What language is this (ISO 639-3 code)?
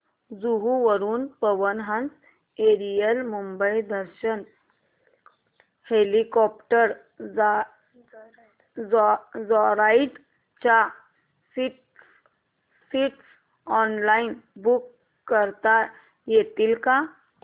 mar